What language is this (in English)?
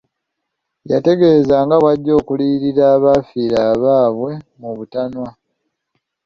Ganda